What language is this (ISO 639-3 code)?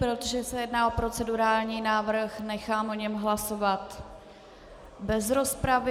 ces